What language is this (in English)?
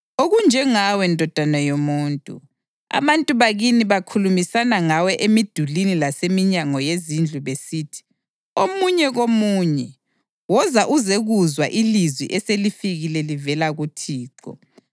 North Ndebele